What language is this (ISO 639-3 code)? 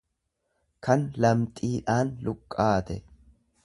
orm